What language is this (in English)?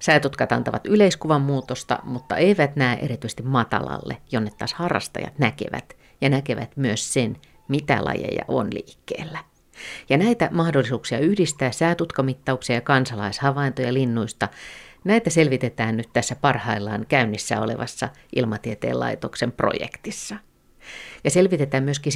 Finnish